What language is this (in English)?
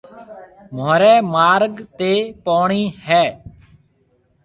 Marwari (Pakistan)